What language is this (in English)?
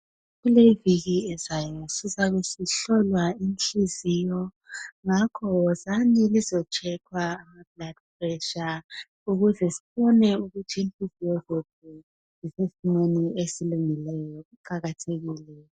North Ndebele